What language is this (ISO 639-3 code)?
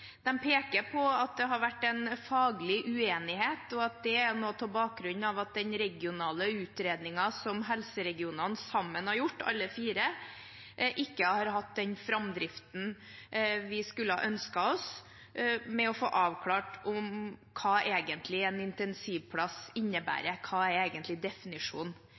nob